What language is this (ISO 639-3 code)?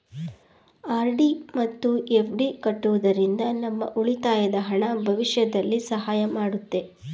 kan